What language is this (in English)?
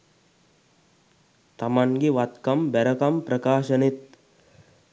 Sinhala